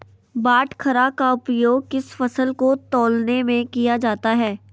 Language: Magahi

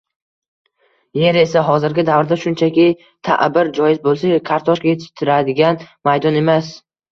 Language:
Uzbek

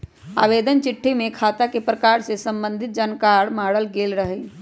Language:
Magahi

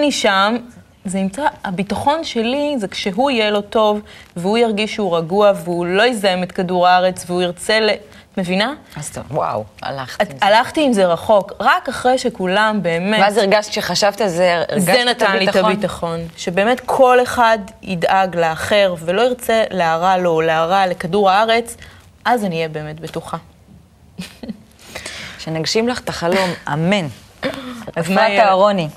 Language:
Hebrew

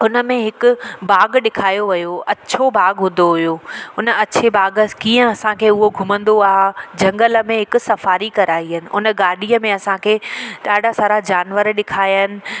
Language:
Sindhi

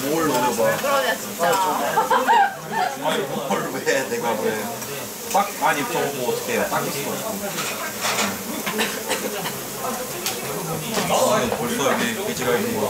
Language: Korean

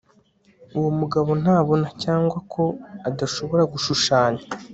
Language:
Kinyarwanda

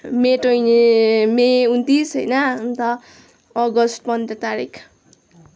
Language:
Nepali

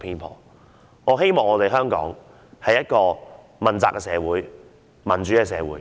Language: Cantonese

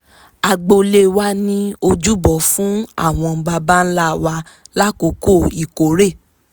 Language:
Yoruba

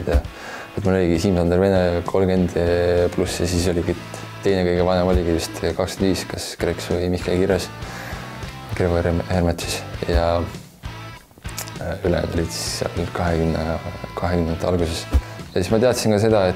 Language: Italian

